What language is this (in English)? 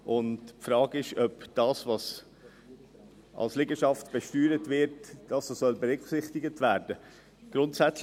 Swiss German